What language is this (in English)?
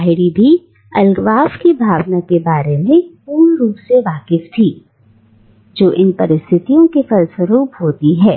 Hindi